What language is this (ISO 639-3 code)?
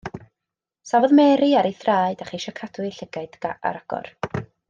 cym